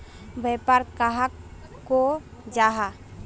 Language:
Magahi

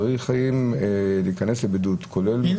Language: Hebrew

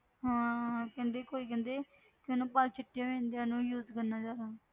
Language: Punjabi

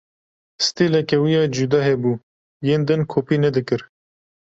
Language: Kurdish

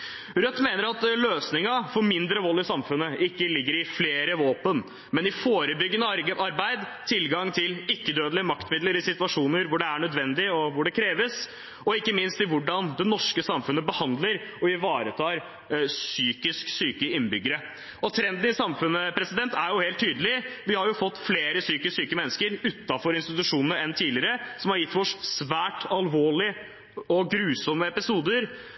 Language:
Norwegian Bokmål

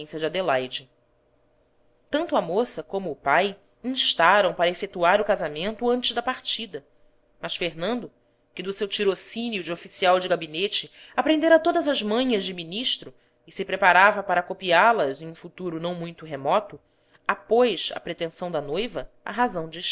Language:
Portuguese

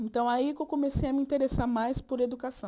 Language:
Portuguese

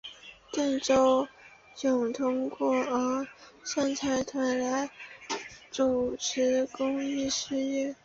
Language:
Chinese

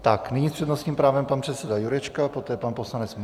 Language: Czech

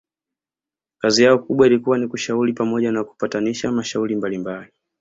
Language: Swahili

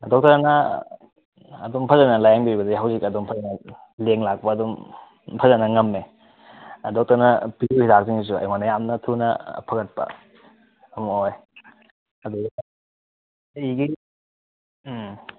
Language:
Manipuri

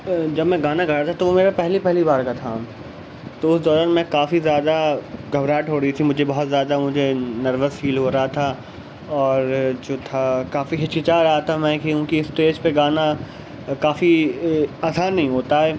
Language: Urdu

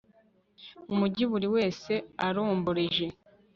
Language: Kinyarwanda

